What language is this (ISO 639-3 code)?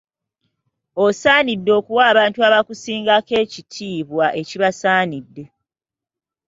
lug